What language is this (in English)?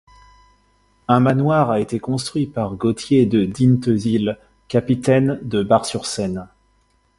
French